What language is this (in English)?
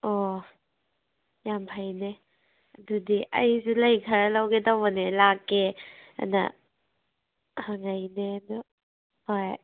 Manipuri